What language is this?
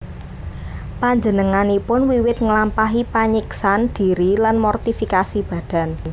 Javanese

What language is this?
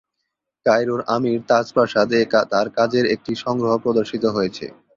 Bangla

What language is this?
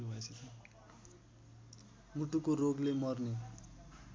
Nepali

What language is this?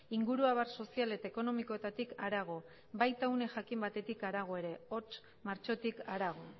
Basque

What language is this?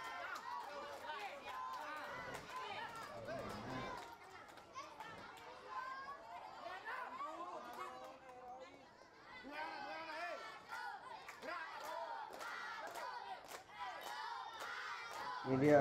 Indonesian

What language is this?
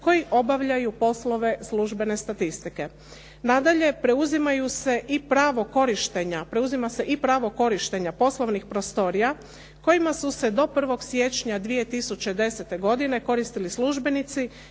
Croatian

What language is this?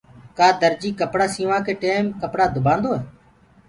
Gurgula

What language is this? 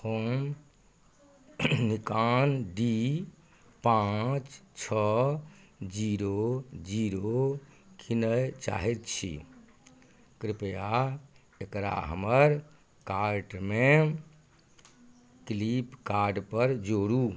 Maithili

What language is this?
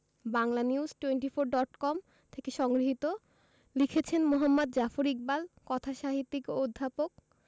Bangla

